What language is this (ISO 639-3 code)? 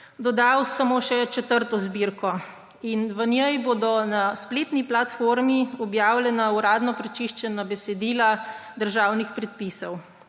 slv